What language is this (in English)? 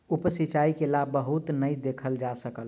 Maithili